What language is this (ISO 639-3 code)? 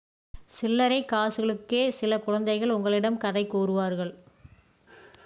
tam